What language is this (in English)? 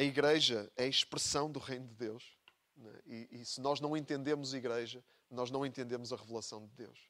Portuguese